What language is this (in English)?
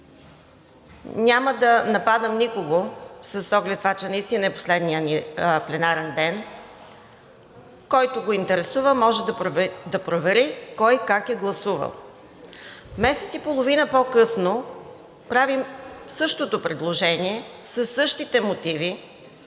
Bulgarian